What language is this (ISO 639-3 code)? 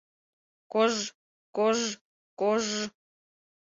chm